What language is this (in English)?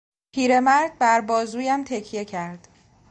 Persian